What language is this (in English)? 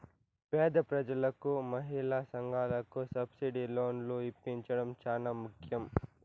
Telugu